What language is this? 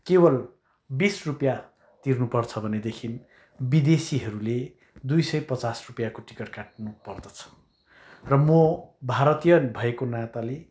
Nepali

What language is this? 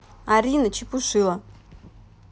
Russian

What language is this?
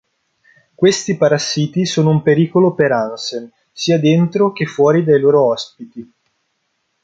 Italian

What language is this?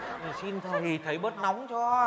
Vietnamese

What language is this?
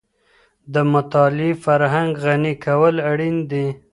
Pashto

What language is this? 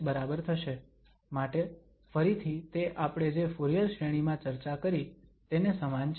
Gujarati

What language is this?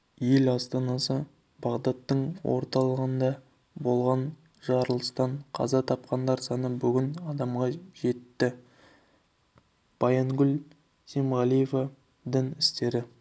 Kazakh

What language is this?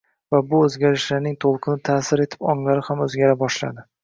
Uzbek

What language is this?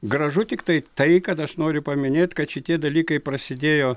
Lithuanian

